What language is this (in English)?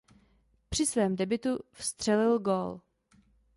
Czech